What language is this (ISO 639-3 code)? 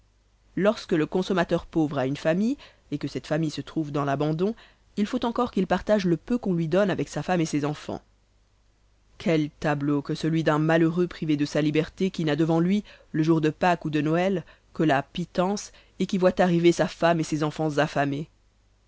fra